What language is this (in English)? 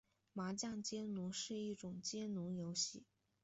Chinese